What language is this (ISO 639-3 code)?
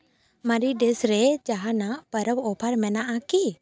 sat